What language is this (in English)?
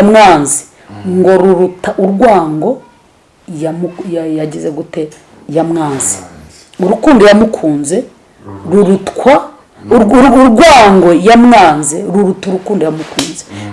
Italian